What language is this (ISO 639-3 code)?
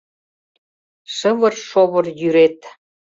chm